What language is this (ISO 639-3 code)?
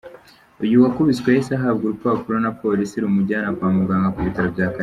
kin